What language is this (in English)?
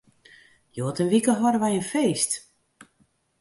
Western Frisian